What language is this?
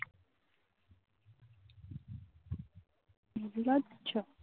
Bangla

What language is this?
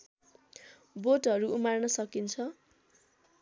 Nepali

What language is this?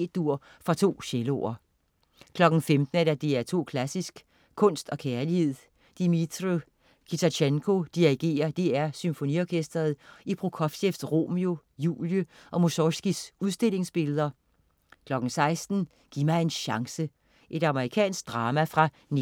Danish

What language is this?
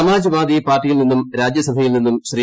Malayalam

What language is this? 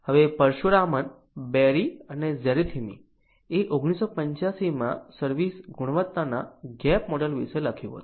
Gujarati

